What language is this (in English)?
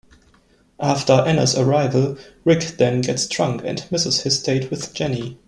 English